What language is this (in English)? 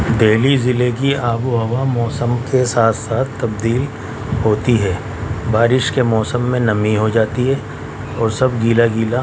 Urdu